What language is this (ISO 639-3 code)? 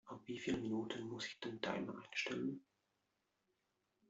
deu